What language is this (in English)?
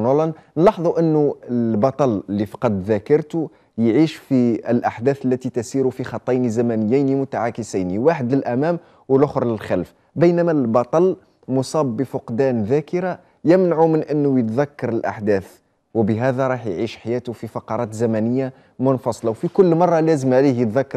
Arabic